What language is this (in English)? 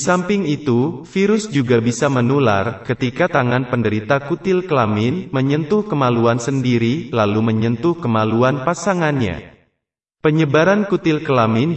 Indonesian